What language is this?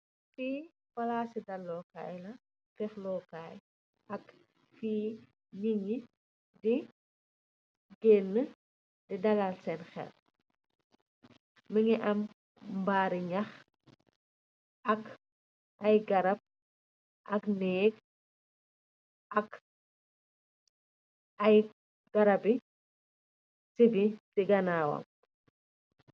Wolof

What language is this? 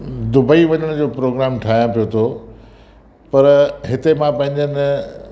Sindhi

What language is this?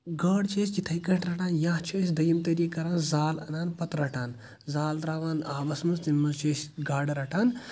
Kashmiri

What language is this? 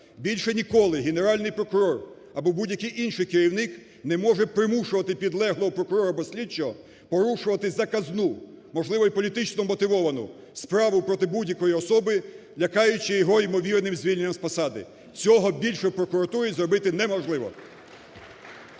Ukrainian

